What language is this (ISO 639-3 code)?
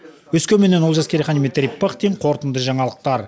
kaz